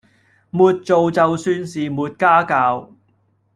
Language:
Cantonese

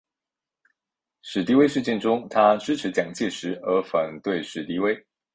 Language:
Chinese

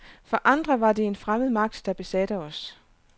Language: Danish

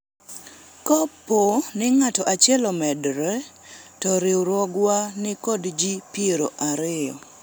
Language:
Luo (Kenya and Tanzania)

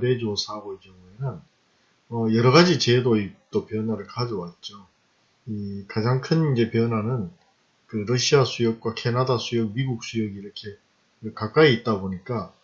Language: Korean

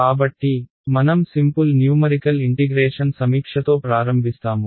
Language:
Telugu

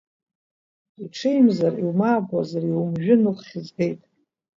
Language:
Abkhazian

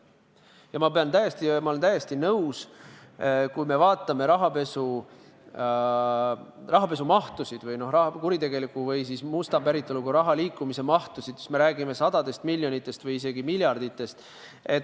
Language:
Estonian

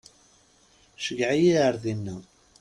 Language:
Kabyle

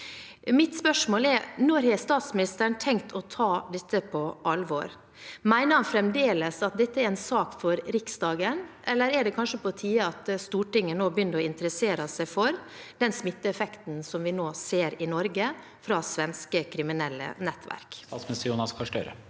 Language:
Norwegian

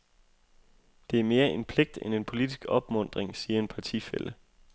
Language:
Danish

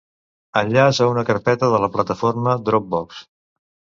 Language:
Catalan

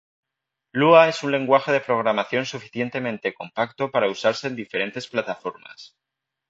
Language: Spanish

